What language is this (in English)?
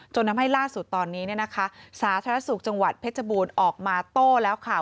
Thai